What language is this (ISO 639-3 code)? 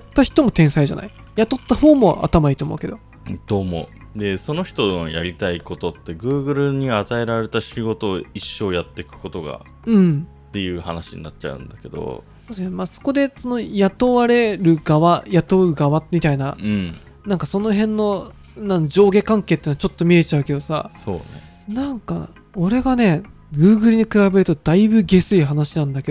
jpn